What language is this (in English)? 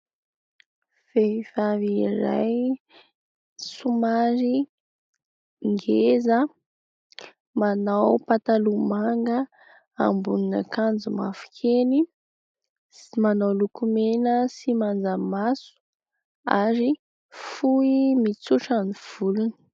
Malagasy